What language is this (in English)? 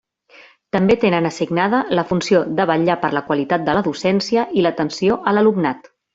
Catalan